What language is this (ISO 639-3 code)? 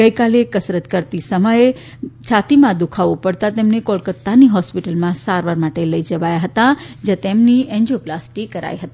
guj